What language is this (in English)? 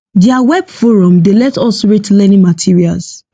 Nigerian Pidgin